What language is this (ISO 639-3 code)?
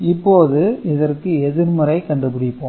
tam